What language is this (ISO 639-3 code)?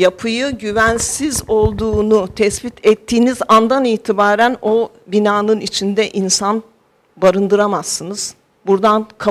tur